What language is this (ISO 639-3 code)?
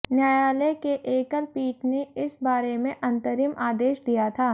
hin